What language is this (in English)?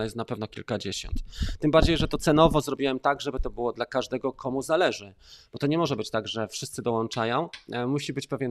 Polish